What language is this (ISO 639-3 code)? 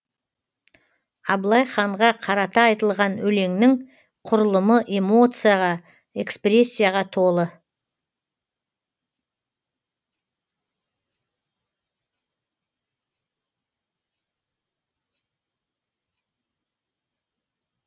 kaz